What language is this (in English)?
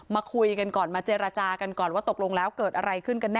Thai